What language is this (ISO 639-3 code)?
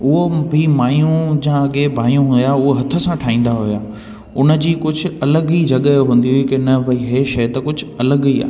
snd